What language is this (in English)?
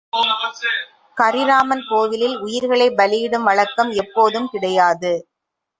Tamil